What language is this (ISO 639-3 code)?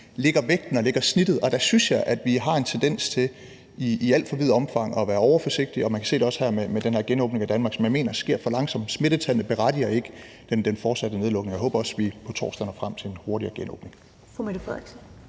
dan